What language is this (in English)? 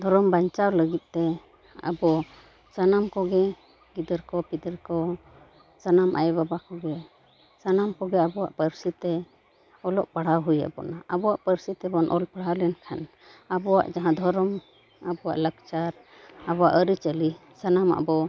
Santali